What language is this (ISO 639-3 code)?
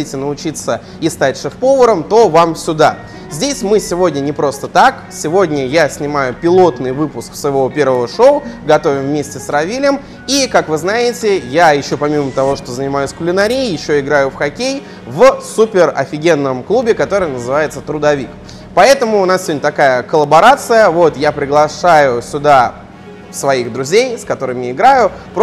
rus